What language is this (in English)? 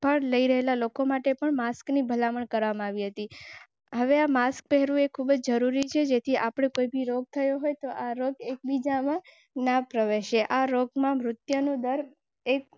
Gujarati